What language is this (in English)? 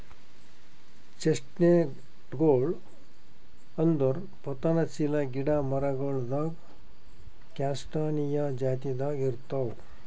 Kannada